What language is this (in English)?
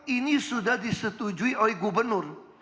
Indonesian